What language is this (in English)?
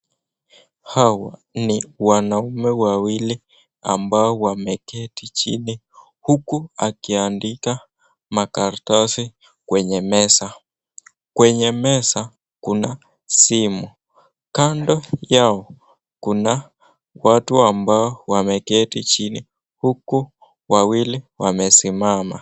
Swahili